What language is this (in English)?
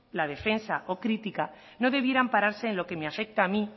Spanish